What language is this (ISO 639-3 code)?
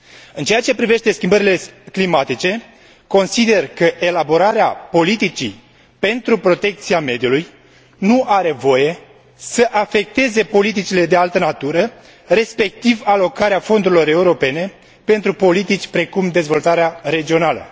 ron